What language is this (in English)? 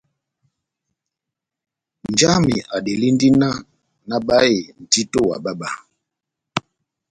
Batanga